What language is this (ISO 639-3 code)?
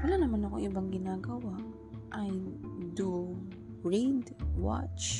fil